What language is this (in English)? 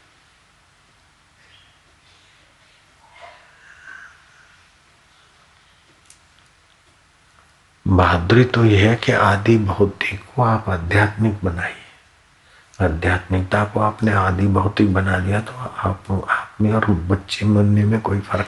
Hindi